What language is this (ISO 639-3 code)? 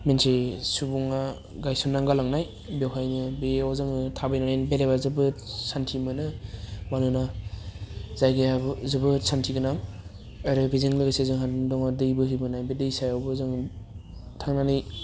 brx